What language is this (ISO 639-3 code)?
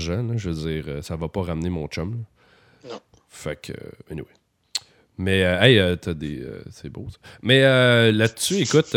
fra